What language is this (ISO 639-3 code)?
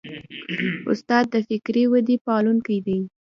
pus